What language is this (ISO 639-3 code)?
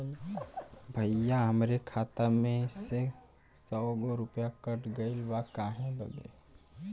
bho